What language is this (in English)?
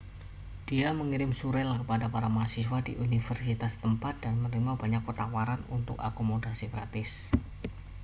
Indonesian